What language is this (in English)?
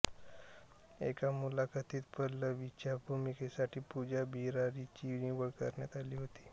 Marathi